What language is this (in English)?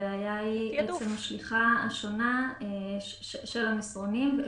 Hebrew